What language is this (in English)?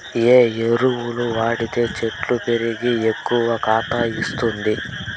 Telugu